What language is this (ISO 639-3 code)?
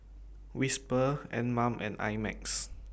eng